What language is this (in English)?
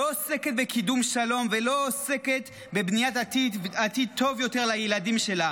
Hebrew